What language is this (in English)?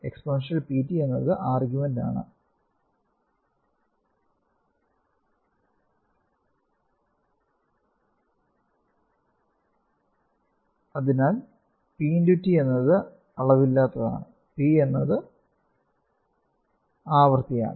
Malayalam